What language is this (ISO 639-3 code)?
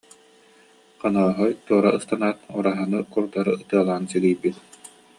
sah